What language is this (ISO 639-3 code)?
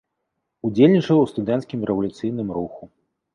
bel